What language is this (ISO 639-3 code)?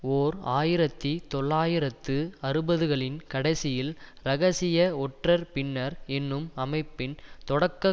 tam